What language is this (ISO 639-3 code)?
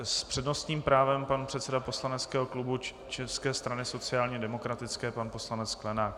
ces